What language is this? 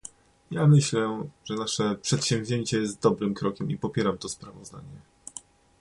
Polish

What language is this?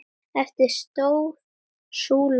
Icelandic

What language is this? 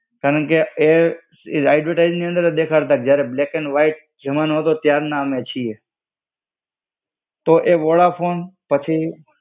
Gujarati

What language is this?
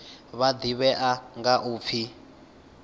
Venda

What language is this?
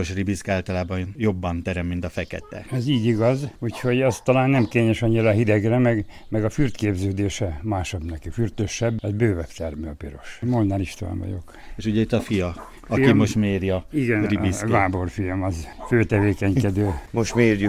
Hungarian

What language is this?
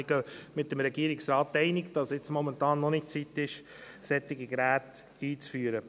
Swiss German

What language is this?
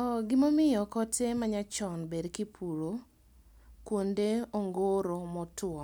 Luo (Kenya and Tanzania)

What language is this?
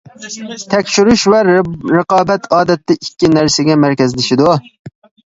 Uyghur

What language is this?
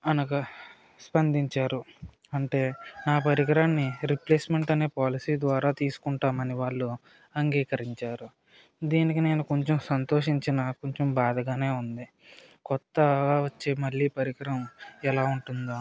Telugu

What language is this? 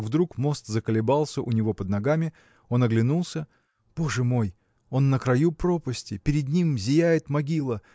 Russian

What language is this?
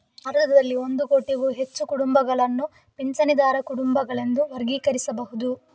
Kannada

